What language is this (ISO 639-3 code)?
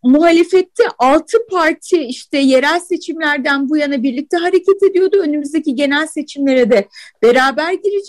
tur